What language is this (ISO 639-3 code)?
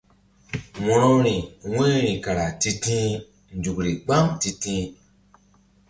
mdd